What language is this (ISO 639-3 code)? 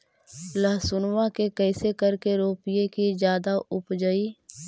mag